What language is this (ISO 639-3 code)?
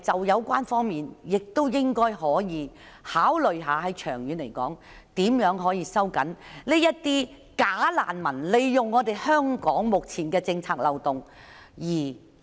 yue